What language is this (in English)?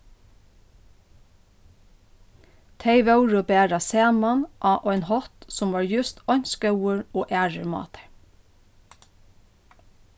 Faroese